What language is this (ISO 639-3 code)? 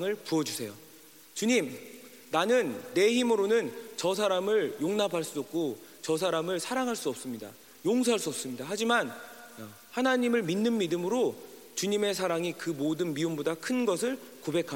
kor